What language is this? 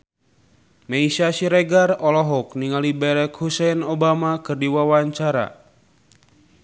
Sundanese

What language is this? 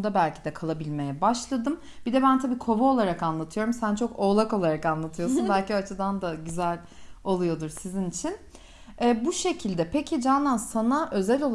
Turkish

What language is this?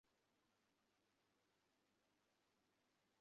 Bangla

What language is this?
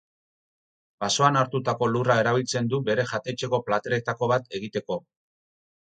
Basque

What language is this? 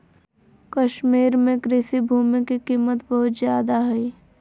Magahi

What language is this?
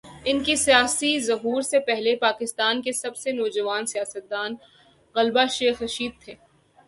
Urdu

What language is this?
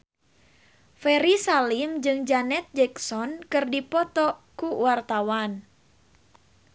Sundanese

